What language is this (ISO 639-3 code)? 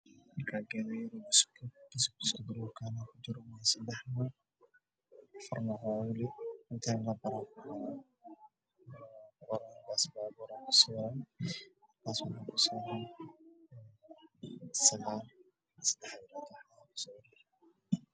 som